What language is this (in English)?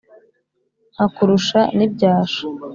Kinyarwanda